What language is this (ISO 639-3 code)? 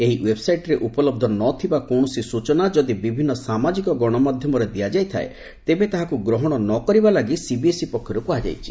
ori